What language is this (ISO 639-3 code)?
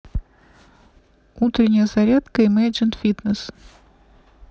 rus